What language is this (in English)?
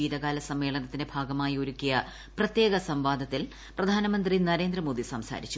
Malayalam